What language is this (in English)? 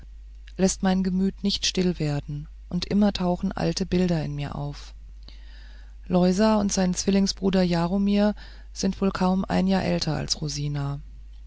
German